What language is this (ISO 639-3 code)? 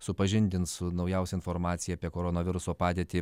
lit